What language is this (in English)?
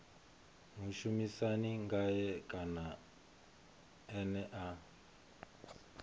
Venda